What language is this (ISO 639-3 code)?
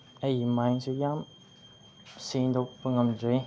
mni